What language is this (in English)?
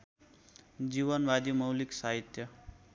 Nepali